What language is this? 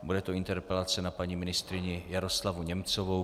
Czech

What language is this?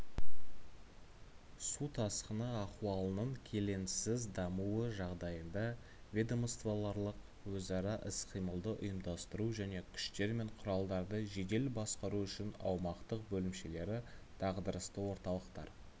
Kazakh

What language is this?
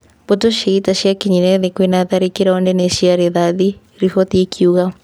Kikuyu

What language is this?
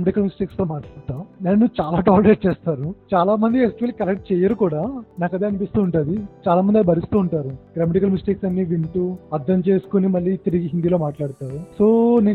Telugu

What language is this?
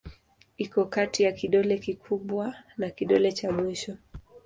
Swahili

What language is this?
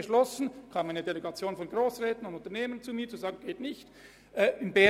Swiss German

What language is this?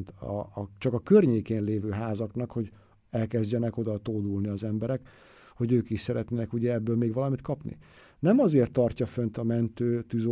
Hungarian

